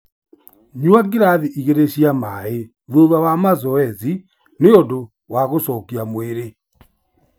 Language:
Kikuyu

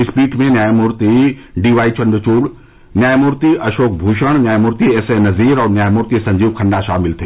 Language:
Hindi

